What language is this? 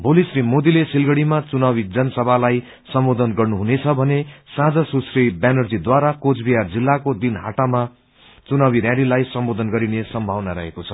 Nepali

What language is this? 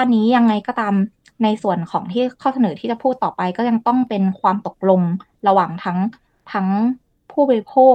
Thai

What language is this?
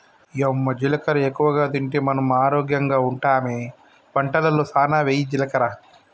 Telugu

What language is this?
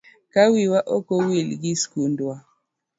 Luo (Kenya and Tanzania)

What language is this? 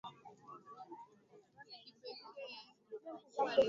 Swahili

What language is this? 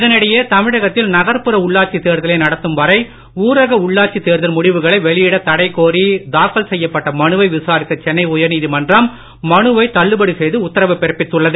Tamil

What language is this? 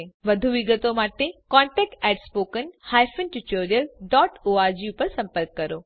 Gujarati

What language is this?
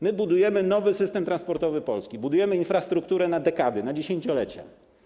Polish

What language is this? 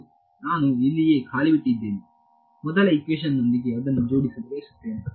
Kannada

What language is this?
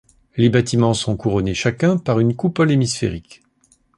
French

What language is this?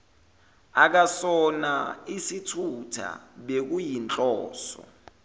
Zulu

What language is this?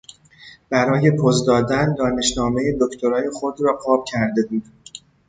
Persian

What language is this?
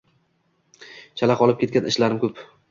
Uzbek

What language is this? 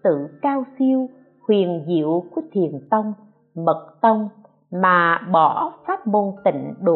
Vietnamese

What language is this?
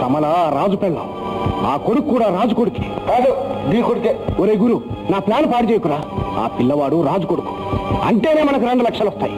Telugu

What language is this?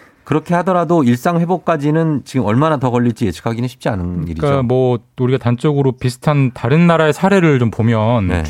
Korean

